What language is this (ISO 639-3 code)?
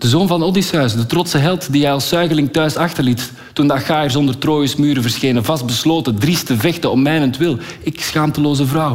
nld